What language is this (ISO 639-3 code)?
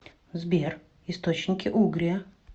rus